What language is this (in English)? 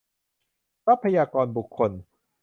Thai